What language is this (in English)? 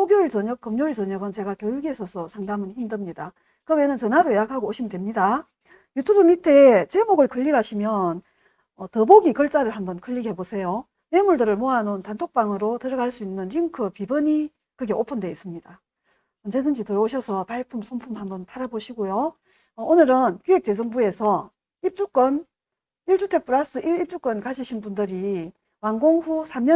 Korean